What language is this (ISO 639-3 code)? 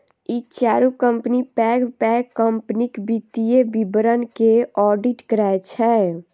mai